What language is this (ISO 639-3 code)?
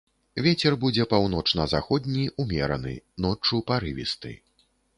bel